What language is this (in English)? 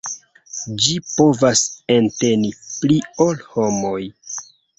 Esperanto